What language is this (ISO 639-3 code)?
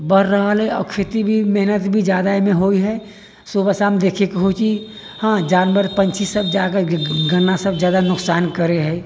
mai